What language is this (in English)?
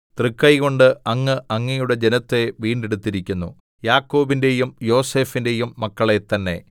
Malayalam